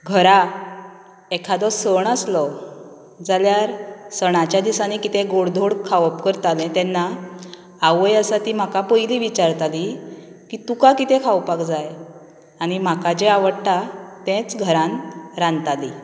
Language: Konkani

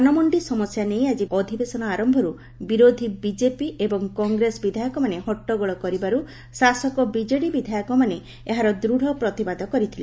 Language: Odia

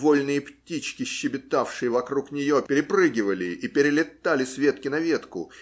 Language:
Russian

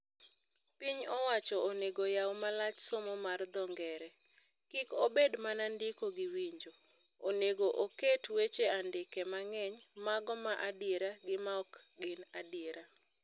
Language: Luo (Kenya and Tanzania)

